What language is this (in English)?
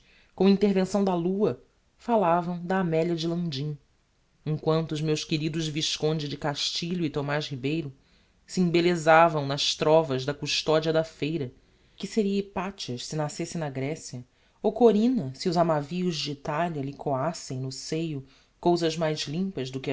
Portuguese